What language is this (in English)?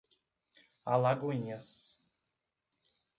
Portuguese